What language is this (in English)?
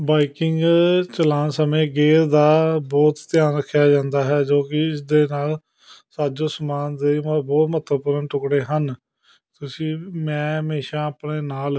Punjabi